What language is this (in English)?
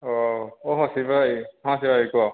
Odia